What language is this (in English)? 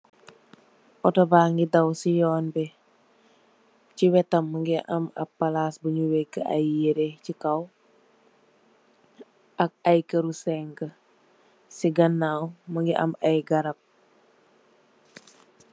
Wolof